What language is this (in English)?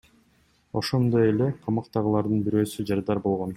Kyrgyz